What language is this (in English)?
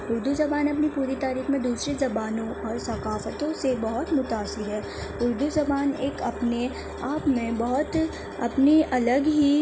Urdu